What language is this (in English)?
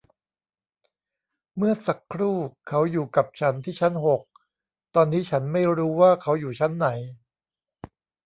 Thai